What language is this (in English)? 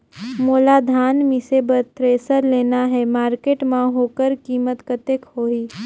Chhattisgarhi